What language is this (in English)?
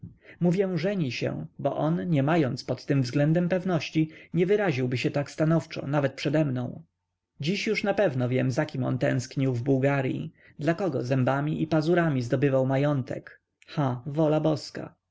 Polish